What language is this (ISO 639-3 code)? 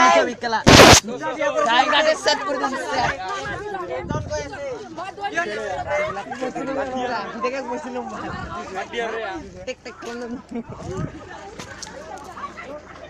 ind